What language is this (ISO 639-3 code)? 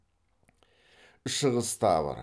kaz